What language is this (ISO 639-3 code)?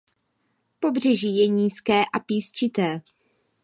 ces